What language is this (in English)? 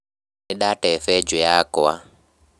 Kikuyu